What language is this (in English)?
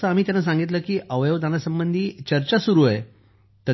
Marathi